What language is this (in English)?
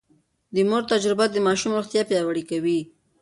Pashto